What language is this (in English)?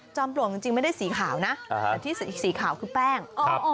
Thai